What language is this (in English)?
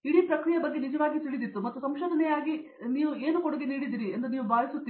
Kannada